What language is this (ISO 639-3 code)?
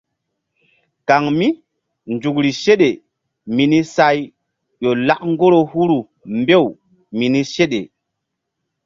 mdd